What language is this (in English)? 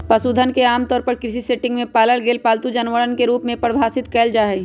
Magahi